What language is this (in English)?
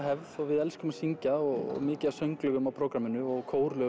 Icelandic